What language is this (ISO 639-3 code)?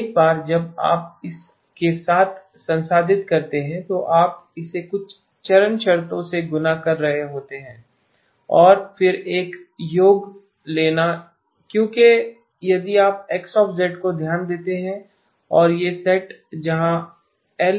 hin